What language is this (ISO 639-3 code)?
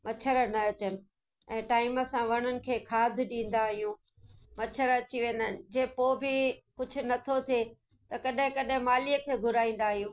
snd